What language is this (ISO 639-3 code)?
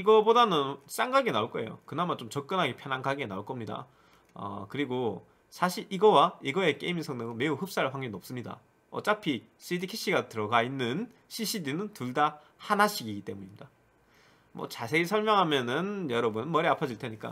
kor